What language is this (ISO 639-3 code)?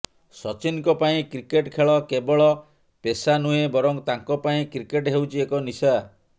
ori